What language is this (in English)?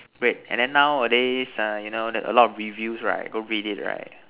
English